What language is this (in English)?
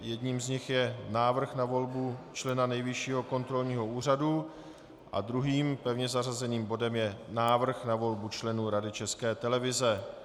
Czech